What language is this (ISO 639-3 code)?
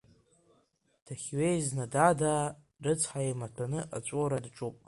abk